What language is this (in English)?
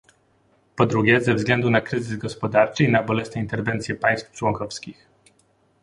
Polish